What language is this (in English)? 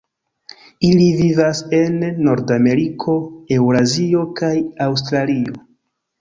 Esperanto